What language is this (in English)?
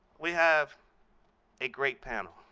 English